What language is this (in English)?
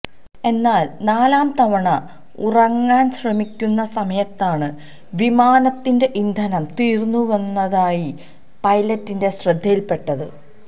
Malayalam